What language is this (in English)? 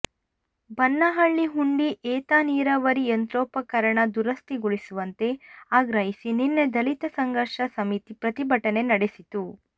Kannada